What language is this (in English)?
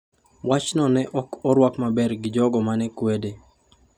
Luo (Kenya and Tanzania)